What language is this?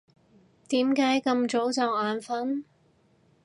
Cantonese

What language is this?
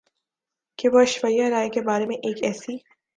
Urdu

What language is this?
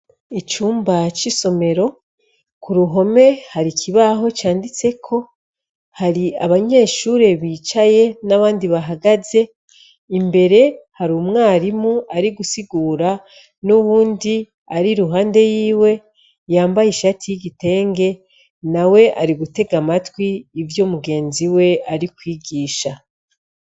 Rundi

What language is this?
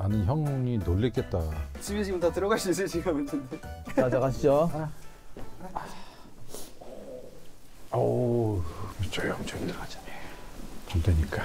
Korean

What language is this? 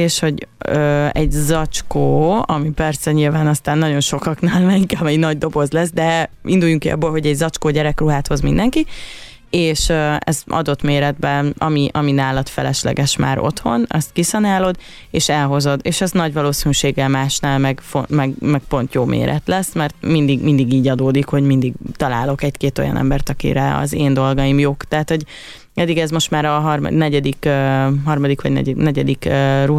Hungarian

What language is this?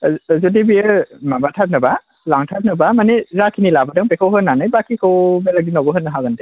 Bodo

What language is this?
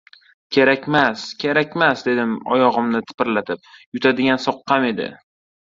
Uzbek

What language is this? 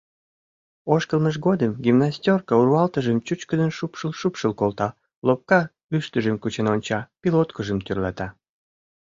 Mari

